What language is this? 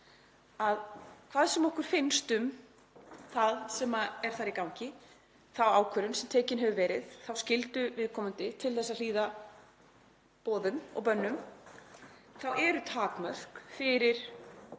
Icelandic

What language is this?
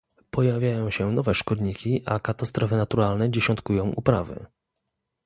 Polish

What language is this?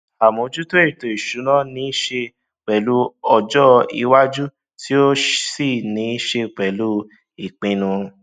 Yoruba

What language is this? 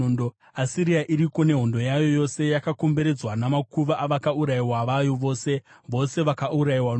Shona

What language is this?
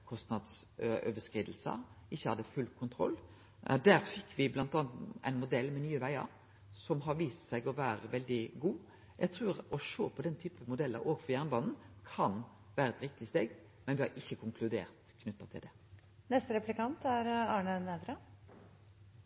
Norwegian Nynorsk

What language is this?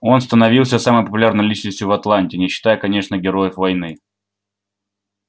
Russian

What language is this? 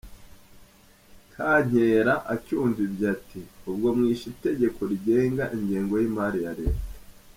Kinyarwanda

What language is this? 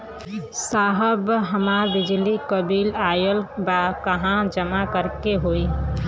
Bhojpuri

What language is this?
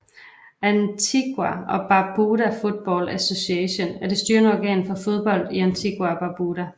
Danish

